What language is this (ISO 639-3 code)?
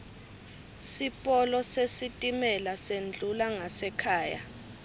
ssw